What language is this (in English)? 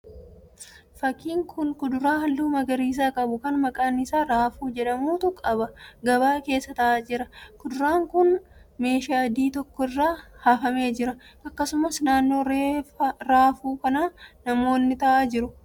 Oromo